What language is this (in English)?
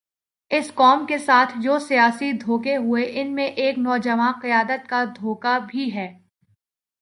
Urdu